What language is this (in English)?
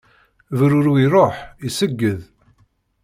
Kabyle